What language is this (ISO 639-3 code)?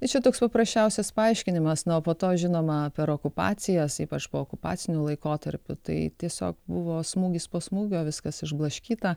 lit